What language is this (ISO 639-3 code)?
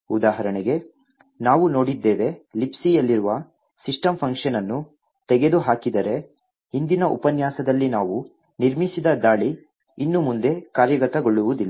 kan